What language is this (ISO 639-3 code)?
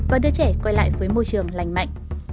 vie